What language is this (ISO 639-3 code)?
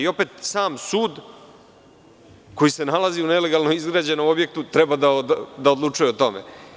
srp